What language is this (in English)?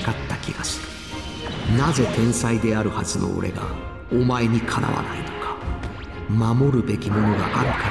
Japanese